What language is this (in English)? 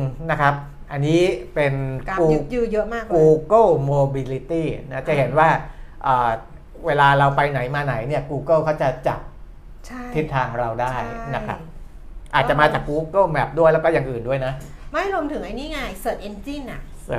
Thai